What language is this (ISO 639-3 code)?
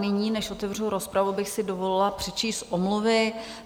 ces